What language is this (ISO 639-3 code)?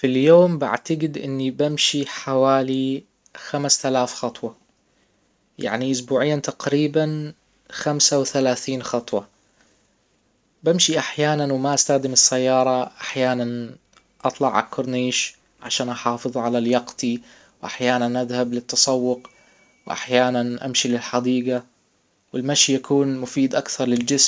acw